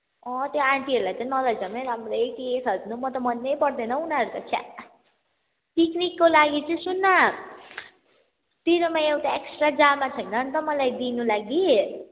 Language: Nepali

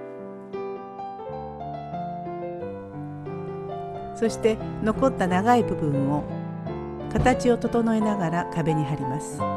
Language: Japanese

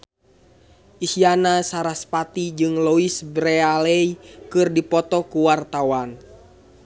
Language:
Sundanese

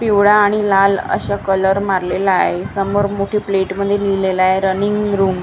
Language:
Marathi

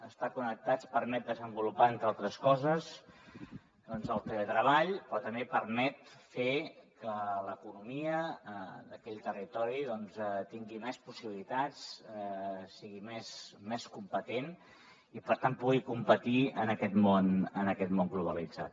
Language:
Catalan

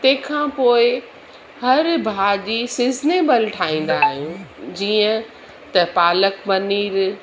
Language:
Sindhi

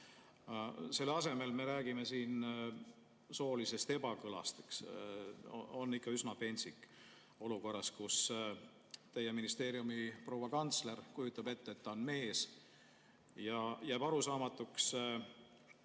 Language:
Estonian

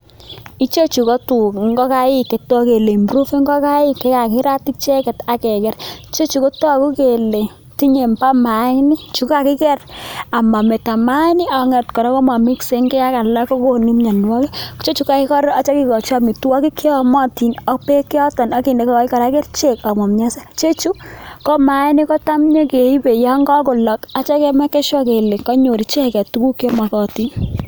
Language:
Kalenjin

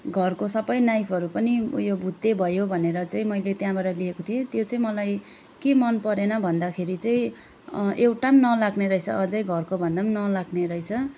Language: Nepali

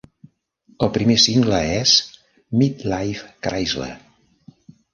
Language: Catalan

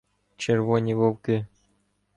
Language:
Ukrainian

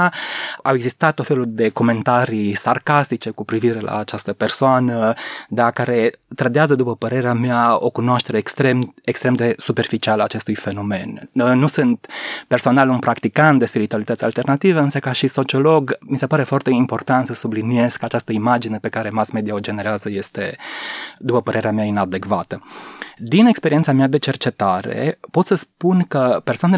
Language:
Romanian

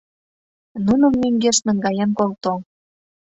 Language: Mari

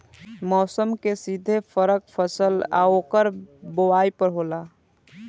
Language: Bhojpuri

